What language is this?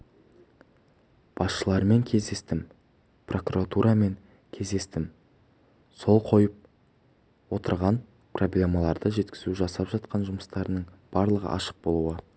Kazakh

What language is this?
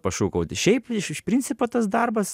Lithuanian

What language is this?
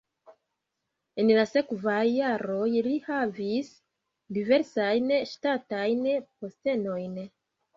Esperanto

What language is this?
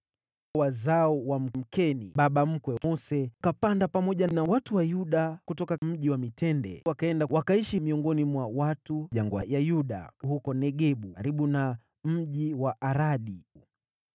Swahili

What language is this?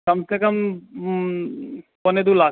Maithili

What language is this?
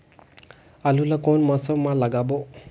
Chhattisgarhi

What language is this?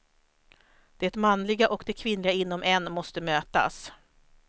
Swedish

